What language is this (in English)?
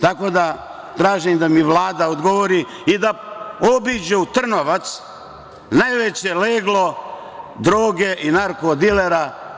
Serbian